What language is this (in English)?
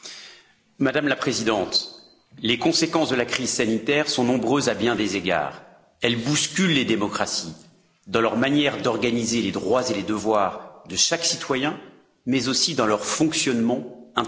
French